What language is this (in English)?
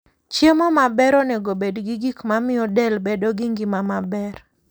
Luo (Kenya and Tanzania)